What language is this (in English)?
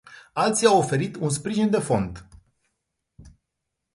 Romanian